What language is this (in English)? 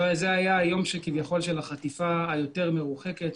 Hebrew